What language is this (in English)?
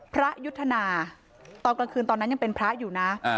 Thai